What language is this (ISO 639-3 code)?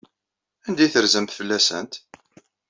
kab